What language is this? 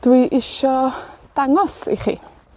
Welsh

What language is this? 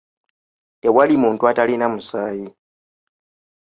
Ganda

